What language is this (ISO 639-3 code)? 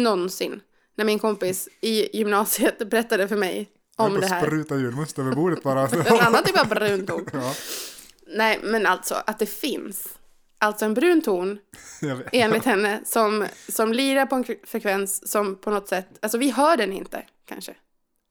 swe